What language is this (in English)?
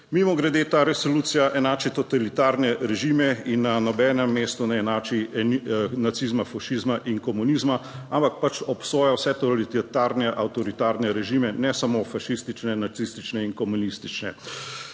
Slovenian